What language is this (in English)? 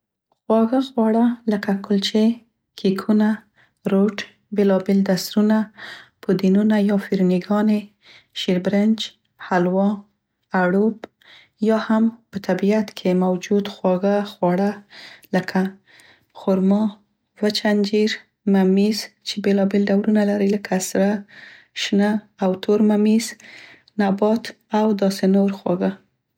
Central Pashto